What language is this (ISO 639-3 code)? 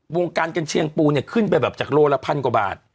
tha